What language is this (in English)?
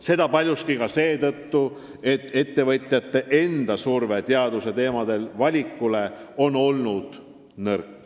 Estonian